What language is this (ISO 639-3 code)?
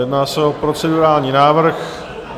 ces